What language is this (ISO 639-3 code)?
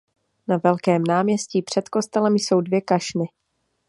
ces